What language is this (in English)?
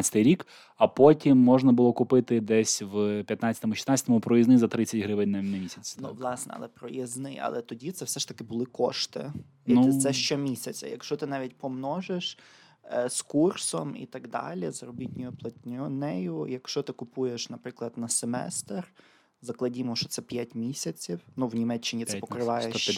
Ukrainian